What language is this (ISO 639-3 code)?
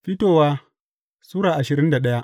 hau